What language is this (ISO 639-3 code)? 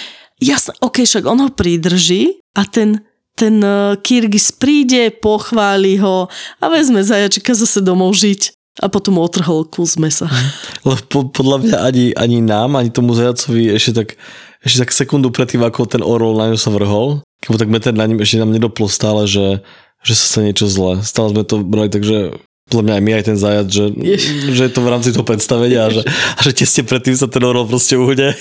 slk